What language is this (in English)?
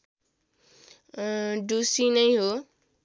Nepali